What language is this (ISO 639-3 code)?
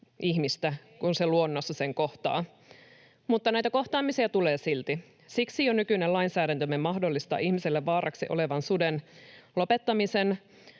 fin